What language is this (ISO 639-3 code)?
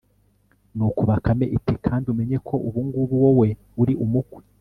kin